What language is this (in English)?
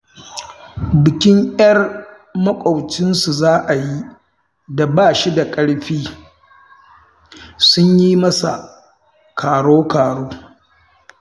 Hausa